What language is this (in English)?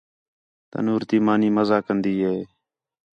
Khetrani